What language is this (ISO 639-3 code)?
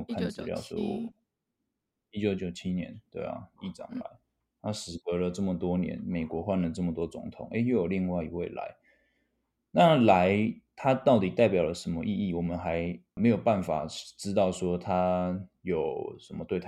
zho